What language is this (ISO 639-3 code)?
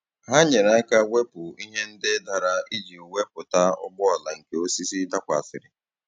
ibo